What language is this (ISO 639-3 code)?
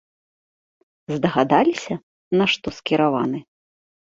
bel